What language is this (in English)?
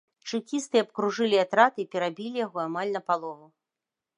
Belarusian